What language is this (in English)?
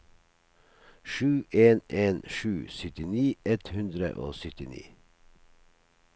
Norwegian